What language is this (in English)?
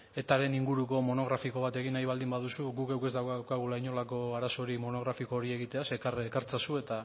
Basque